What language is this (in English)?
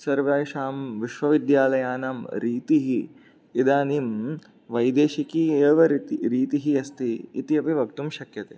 Sanskrit